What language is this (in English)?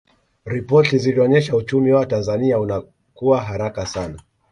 Swahili